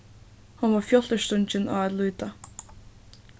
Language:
Faroese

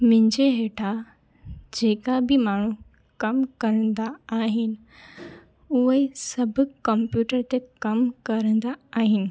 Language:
Sindhi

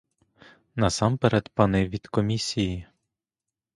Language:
Ukrainian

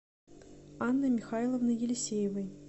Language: Russian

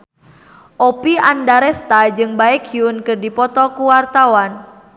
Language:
Sundanese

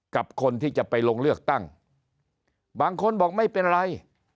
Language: Thai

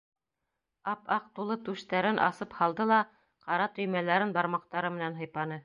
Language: Bashkir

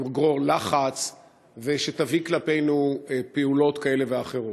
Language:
Hebrew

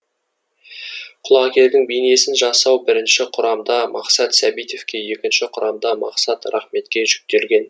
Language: Kazakh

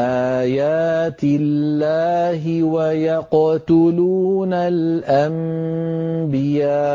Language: Arabic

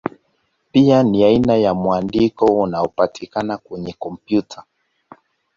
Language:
Swahili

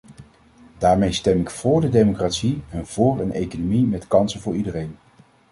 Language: Dutch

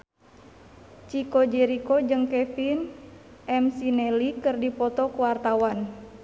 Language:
Sundanese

